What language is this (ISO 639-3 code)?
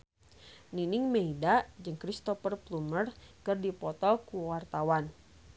sun